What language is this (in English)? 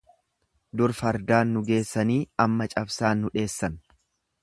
Oromo